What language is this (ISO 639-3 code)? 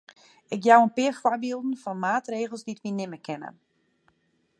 fry